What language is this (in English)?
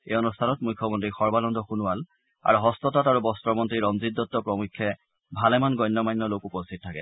Assamese